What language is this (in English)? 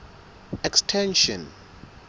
Southern Sotho